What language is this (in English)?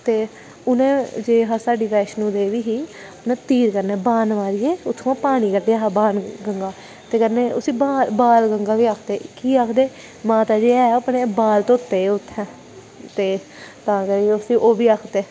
Dogri